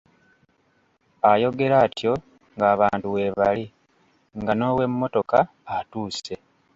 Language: Ganda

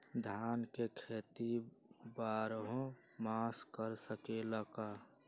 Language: Magahi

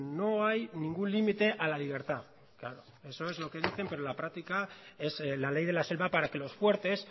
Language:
Spanish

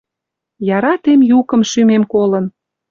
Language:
Western Mari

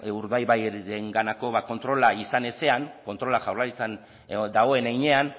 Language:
Basque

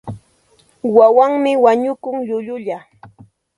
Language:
Santa Ana de Tusi Pasco Quechua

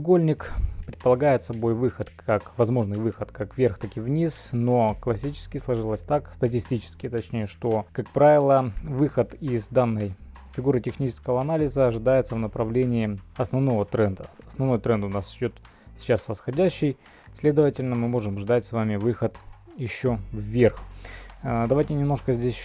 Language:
Russian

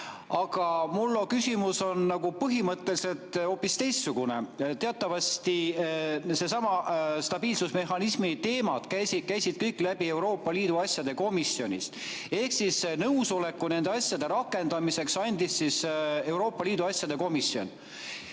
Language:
Estonian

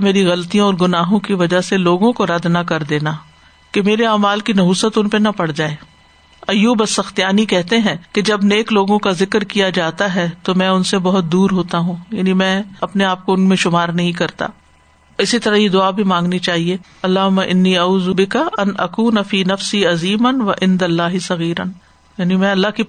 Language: Urdu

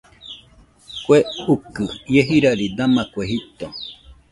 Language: Nüpode Huitoto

